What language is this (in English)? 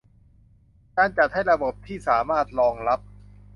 Thai